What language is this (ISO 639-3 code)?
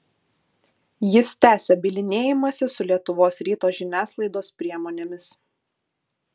lit